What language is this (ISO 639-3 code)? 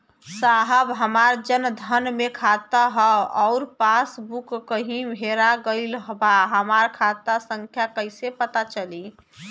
bho